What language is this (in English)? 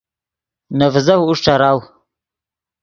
Yidgha